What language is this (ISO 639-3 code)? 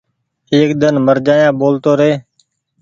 gig